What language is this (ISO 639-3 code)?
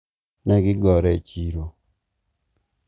luo